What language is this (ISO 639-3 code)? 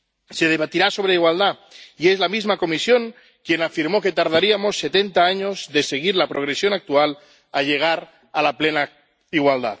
spa